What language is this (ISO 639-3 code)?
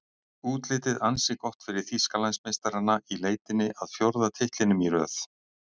isl